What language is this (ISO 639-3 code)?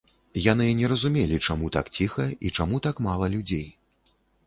bel